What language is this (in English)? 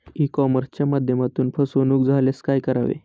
Marathi